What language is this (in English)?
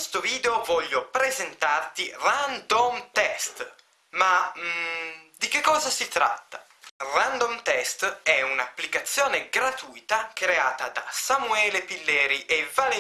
Italian